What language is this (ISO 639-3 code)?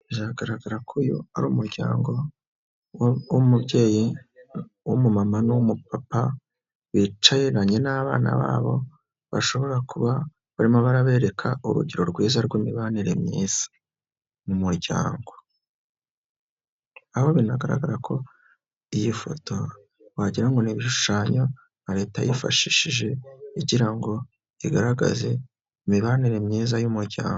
kin